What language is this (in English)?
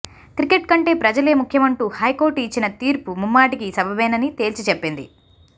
Telugu